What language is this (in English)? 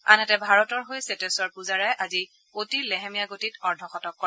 Assamese